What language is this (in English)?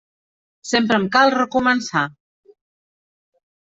Catalan